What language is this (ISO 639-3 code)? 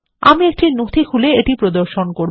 ben